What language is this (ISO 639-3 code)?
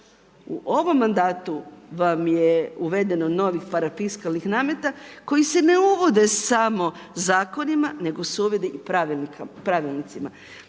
hrv